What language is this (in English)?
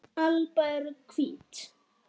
Icelandic